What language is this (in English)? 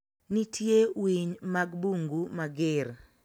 Luo (Kenya and Tanzania)